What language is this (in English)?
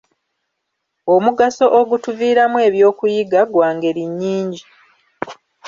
Ganda